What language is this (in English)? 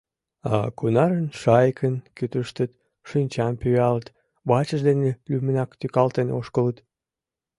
Mari